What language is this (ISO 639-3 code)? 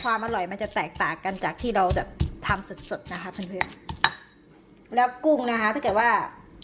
tha